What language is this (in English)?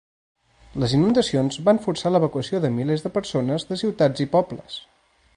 Catalan